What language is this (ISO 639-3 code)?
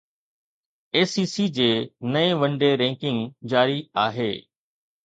snd